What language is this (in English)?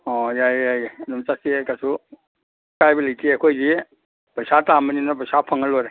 Manipuri